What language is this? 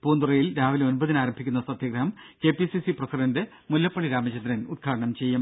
Malayalam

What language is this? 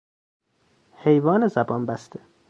Persian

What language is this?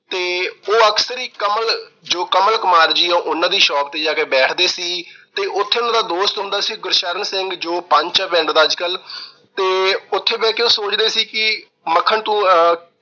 Punjabi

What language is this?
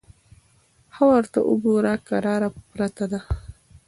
Pashto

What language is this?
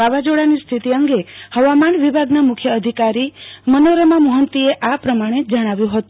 Gujarati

